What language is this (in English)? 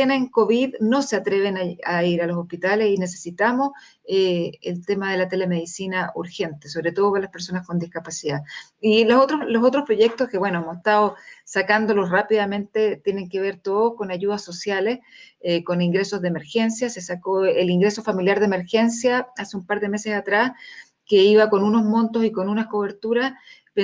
Spanish